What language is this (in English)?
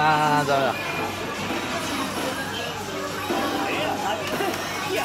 Japanese